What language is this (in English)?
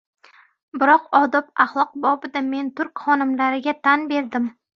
Uzbek